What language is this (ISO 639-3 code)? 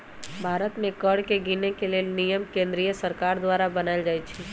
mag